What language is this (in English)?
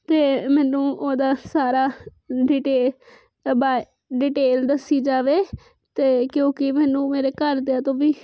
Punjabi